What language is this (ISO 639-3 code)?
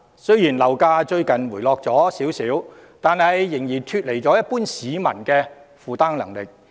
yue